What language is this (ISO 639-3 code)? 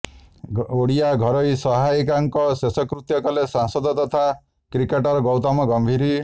ori